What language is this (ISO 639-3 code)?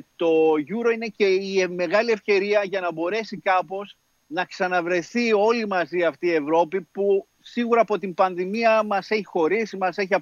ell